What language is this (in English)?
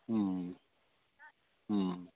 Maithili